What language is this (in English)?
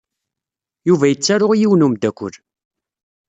Kabyle